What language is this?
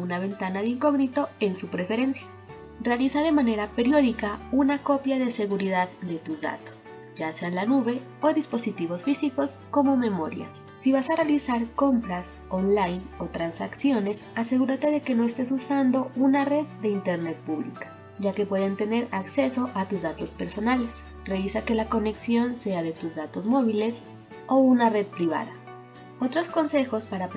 Spanish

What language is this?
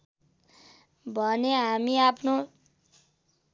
Nepali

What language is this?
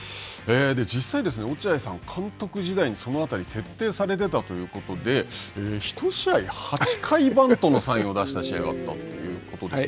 Japanese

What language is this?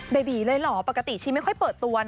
Thai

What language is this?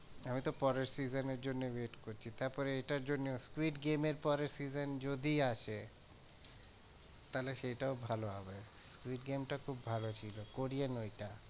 Bangla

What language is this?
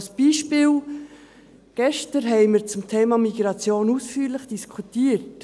Swiss German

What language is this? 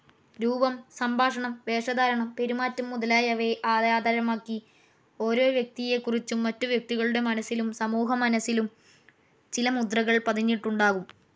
Malayalam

